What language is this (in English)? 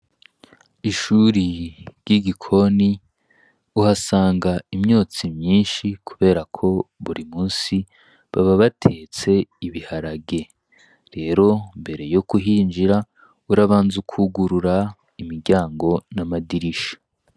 Rundi